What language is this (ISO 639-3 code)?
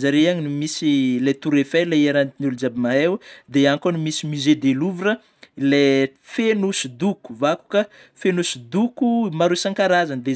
bmm